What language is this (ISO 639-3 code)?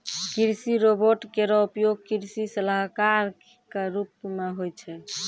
mai